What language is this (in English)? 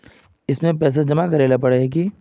Magahi